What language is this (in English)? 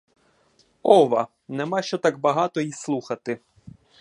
Ukrainian